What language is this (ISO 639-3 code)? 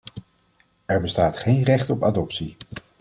nld